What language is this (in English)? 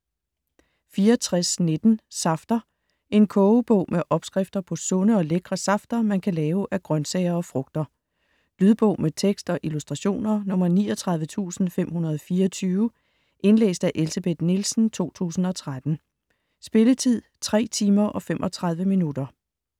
Danish